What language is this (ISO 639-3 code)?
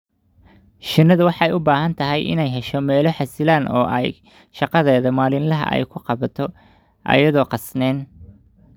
som